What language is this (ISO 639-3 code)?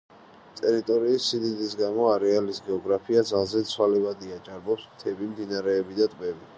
kat